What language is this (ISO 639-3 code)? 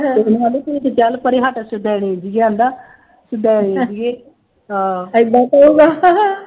pan